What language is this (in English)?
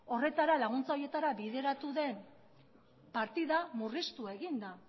Basque